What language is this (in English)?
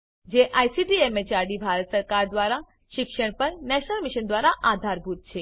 Gujarati